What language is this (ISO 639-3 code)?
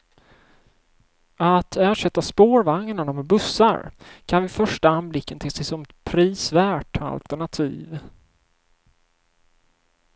swe